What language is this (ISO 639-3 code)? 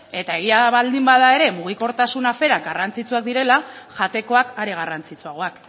eus